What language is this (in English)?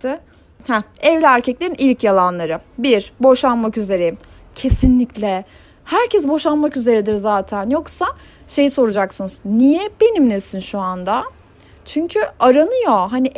Turkish